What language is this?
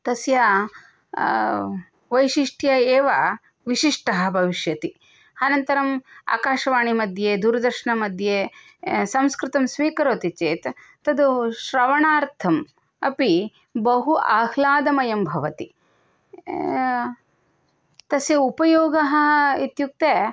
Sanskrit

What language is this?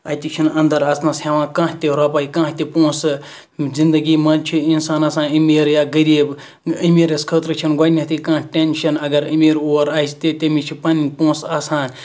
Kashmiri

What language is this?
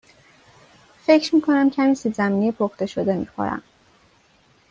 Persian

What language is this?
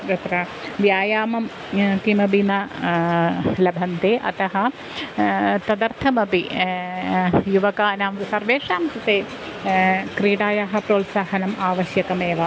Sanskrit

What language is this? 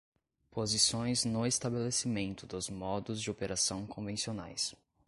Portuguese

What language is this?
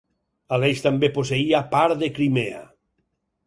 Catalan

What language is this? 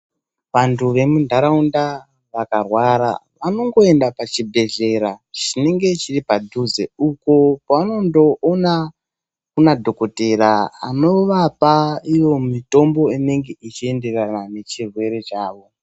Ndau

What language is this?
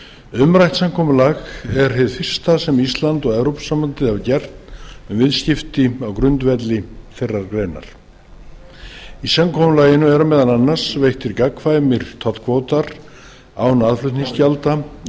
Icelandic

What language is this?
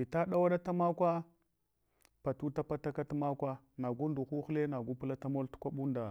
Hwana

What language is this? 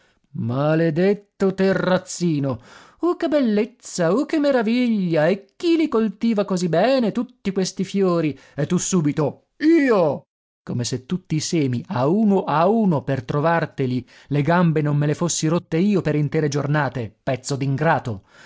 Italian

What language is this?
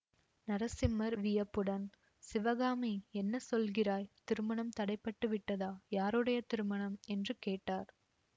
Tamil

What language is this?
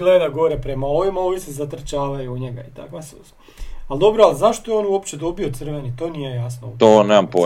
Croatian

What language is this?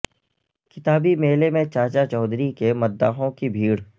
Urdu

